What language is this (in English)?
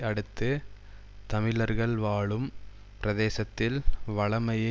Tamil